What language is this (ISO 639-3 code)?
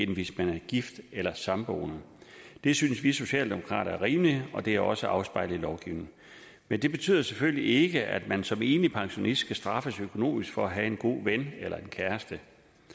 dan